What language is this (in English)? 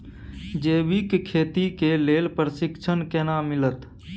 Maithili